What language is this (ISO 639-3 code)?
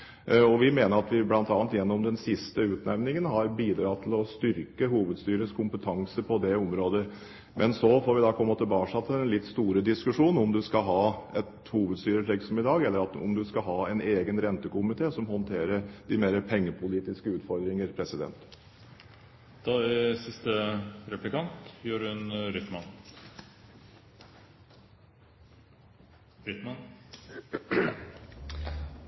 nob